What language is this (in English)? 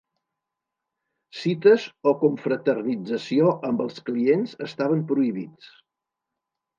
Catalan